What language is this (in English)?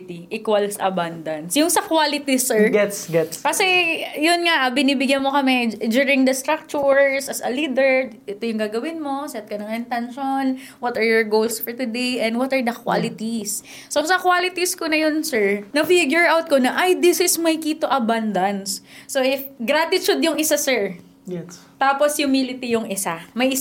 Filipino